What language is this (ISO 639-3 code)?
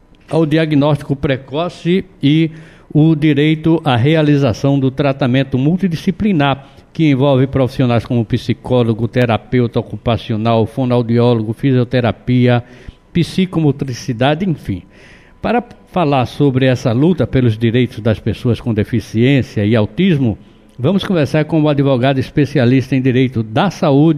por